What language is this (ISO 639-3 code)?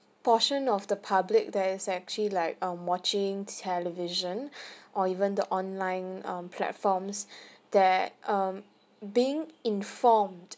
eng